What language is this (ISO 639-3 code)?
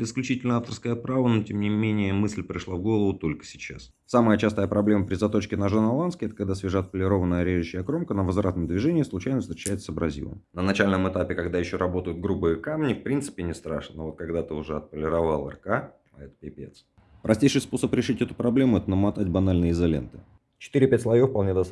rus